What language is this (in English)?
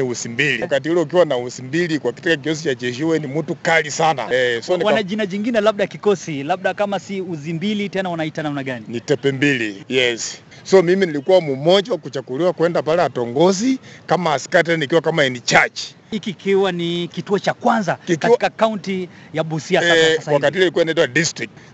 Swahili